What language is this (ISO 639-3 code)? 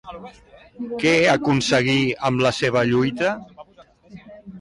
cat